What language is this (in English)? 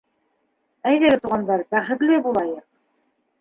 Bashkir